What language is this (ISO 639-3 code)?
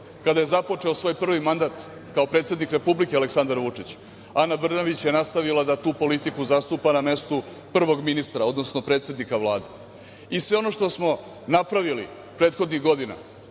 srp